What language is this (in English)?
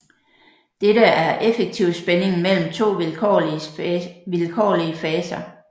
Danish